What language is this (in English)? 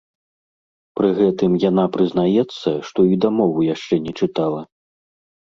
Belarusian